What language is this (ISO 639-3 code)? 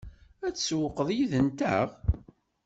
kab